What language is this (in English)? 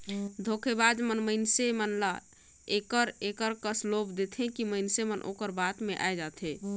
Chhattisgarhi